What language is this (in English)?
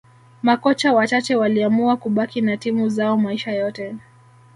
Swahili